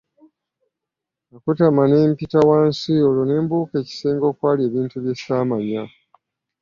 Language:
Ganda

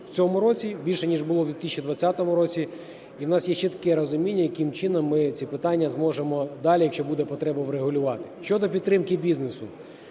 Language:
Ukrainian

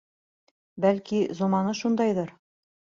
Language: Bashkir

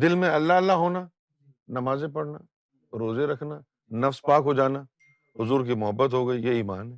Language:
Urdu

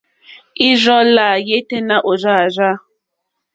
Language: Mokpwe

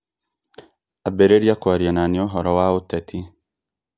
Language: Kikuyu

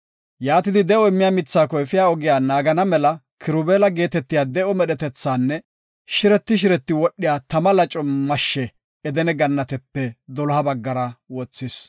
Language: Gofa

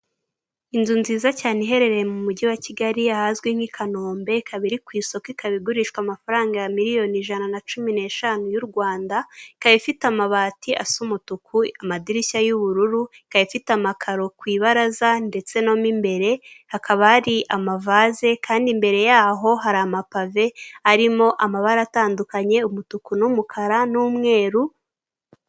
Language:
Kinyarwanda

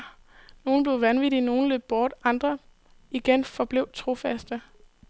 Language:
Danish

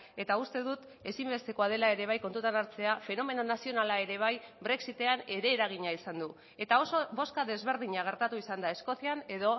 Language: Basque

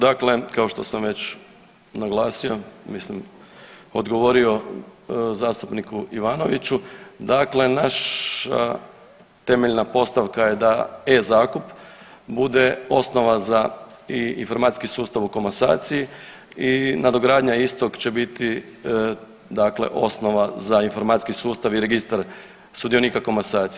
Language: Croatian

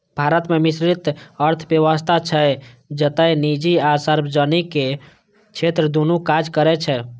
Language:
Maithili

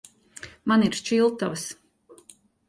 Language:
Latvian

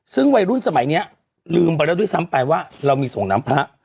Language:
Thai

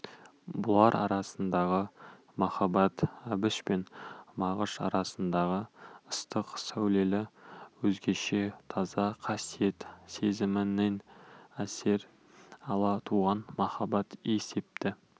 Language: Kazakh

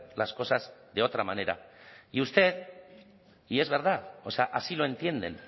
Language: Spanish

